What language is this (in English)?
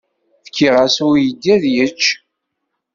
Kabyle